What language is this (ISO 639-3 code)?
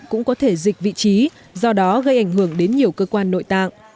vie